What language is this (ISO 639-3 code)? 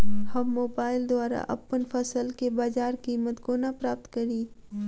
mai